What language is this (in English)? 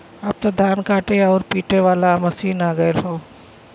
Bhojpuri